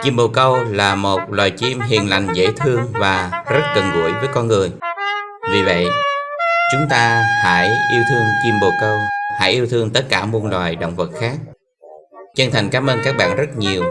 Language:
Vietnamese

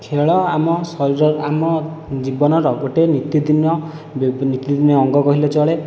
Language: Odia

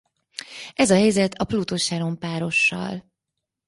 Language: Hungarian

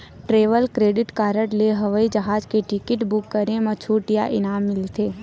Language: Chhattisgarhi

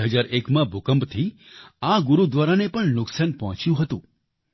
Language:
Gujarati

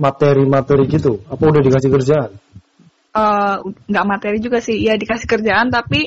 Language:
Indonesian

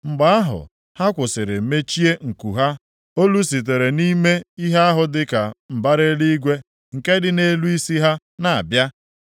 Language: Igbo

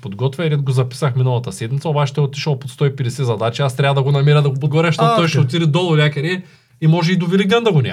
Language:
Bulgarian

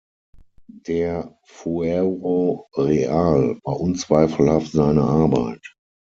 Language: German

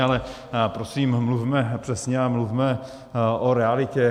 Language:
Czech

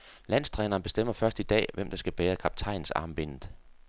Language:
Danish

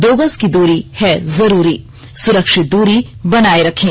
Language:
Hindi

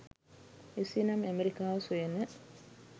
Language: Sinhala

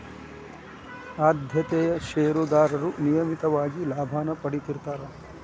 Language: Kannada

